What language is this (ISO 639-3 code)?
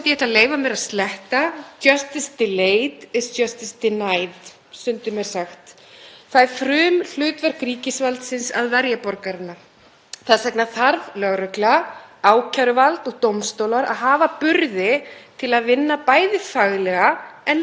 isl